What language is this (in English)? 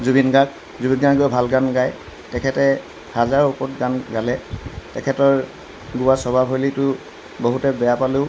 Assamese